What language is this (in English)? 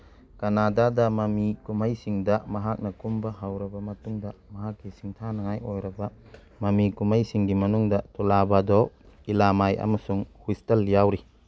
Manipuri